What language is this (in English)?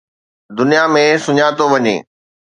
Sindhi